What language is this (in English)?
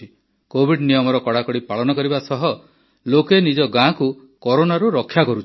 Odia